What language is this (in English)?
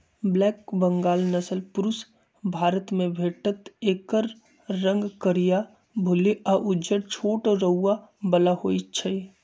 Magahi